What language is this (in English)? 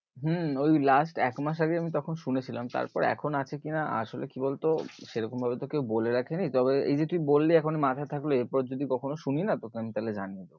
Bangla